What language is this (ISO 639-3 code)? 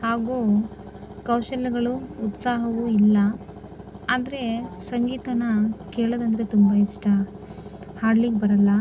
kan